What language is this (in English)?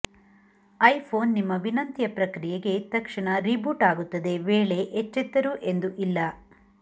Kannada